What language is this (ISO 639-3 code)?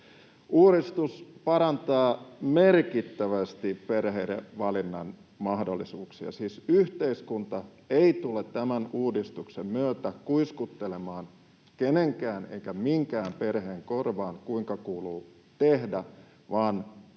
fin